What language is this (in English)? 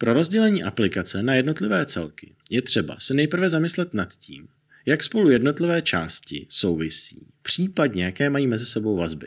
Czech